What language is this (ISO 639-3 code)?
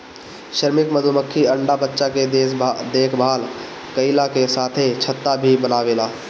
bho